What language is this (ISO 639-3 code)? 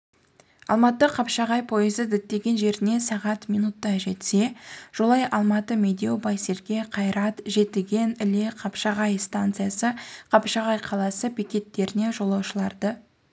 kaz